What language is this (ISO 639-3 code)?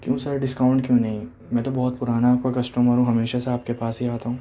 urd